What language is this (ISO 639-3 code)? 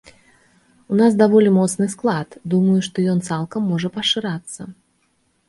bel